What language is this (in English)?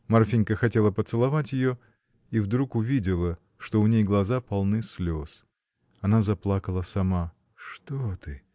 Russian